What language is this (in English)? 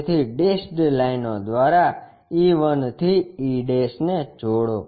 Gujarati